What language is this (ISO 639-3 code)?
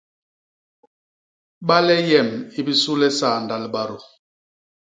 bas